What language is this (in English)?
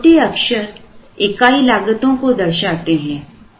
Hindi